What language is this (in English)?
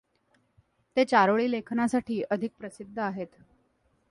Marathi